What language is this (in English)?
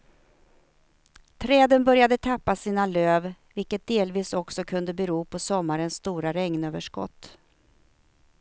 Swedish